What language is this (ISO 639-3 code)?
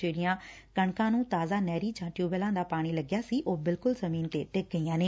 pan